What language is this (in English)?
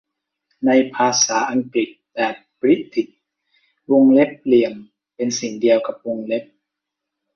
Thai